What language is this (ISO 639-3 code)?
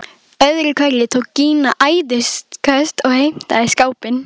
isl